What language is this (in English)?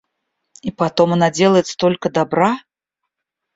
Russian